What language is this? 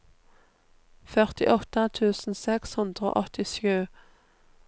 Norwegian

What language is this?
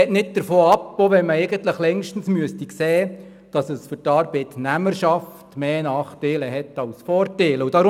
Swiss German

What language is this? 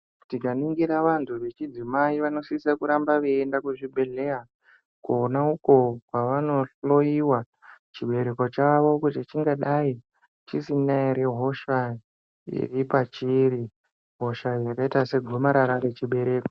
Ndau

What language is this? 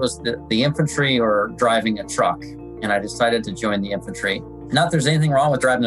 English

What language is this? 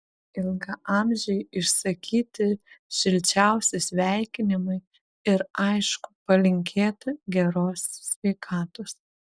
Lithuanian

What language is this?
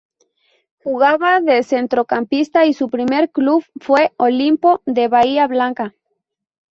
Spanish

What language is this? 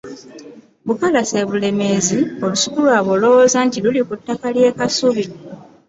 Ganda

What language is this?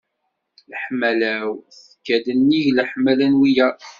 Kabyle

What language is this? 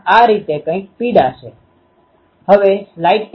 Gujarati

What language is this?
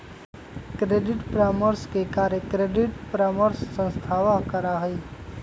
Magahi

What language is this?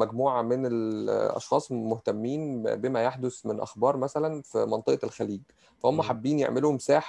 Arabic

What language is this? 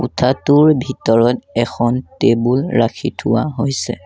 Assamese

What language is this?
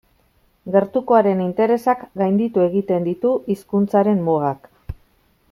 Basque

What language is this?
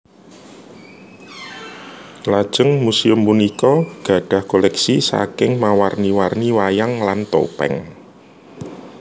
Javanese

